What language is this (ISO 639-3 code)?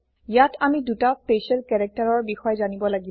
asm